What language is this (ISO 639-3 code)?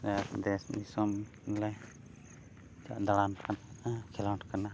sat